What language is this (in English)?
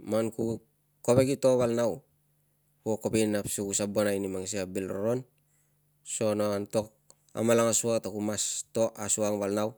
Tungag